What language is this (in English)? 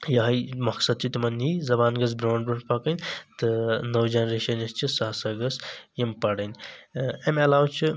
Kashmiri